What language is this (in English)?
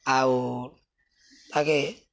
Odia